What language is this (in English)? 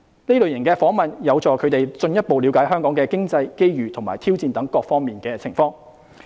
Cantonese